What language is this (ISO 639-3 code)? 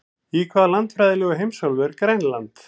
isl